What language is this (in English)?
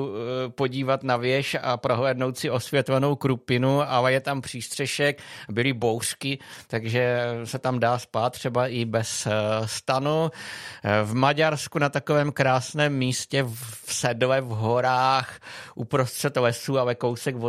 Czech